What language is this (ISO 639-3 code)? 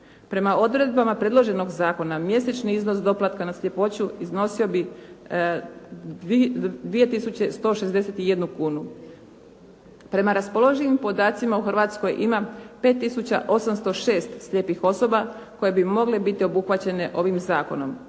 hrv